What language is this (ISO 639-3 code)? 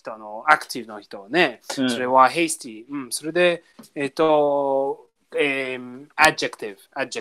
jpn